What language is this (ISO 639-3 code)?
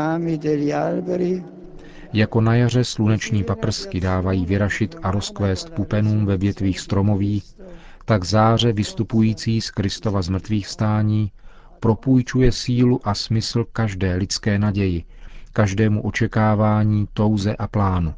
ces